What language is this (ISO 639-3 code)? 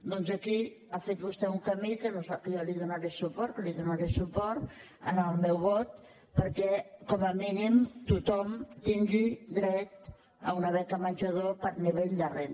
cat